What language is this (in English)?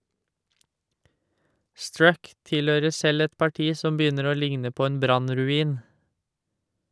Norwegian